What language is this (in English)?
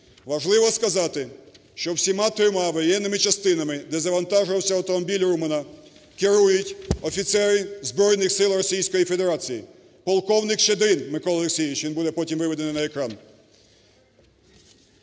Ukrainian